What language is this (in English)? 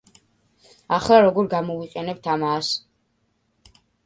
Georgian